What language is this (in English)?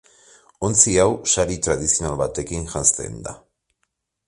Basque